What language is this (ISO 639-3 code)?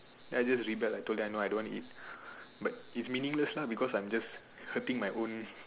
eng